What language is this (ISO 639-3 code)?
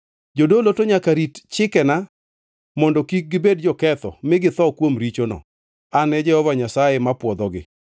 luo